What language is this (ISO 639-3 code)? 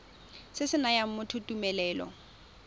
tsn